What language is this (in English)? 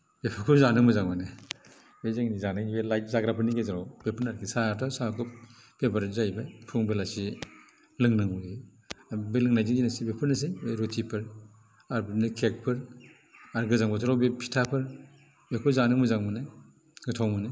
Bodo